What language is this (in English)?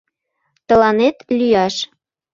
Mari